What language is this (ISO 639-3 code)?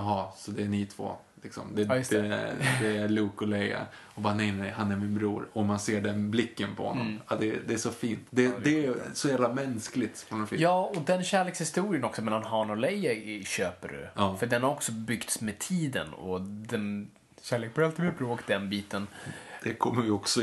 swe